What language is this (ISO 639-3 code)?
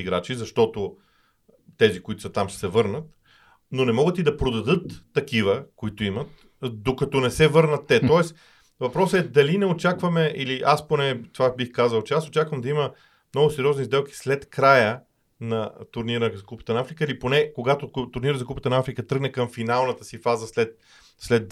bul